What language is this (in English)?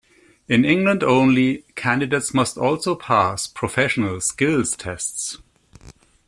English